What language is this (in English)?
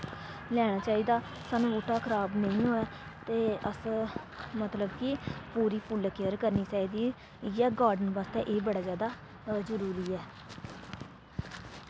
Dogri